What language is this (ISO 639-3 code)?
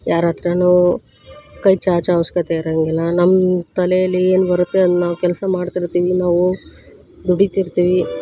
kan